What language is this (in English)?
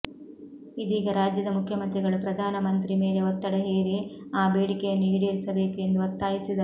Kannada